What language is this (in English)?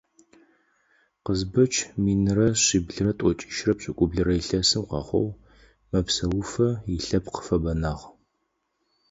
Adyghe